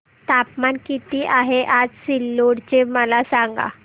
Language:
Marathi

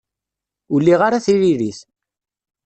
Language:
Kabyle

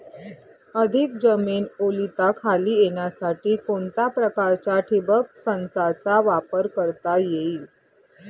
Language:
Marathi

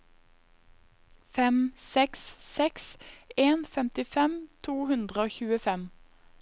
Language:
Norwegian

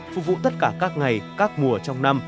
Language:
Vietnamese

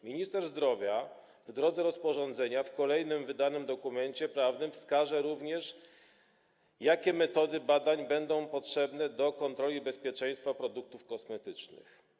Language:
Polish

